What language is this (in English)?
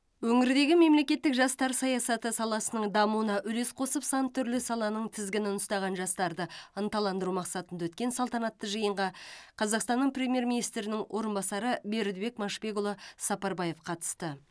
Kazakh